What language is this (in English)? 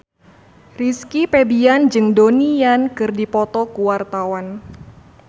Sundanese